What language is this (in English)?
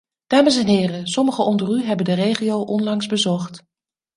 Dutch